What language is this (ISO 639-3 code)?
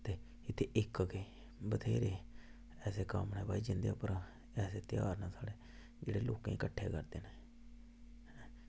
doi